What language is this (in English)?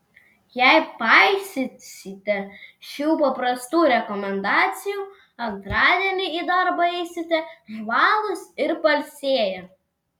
Lithuanian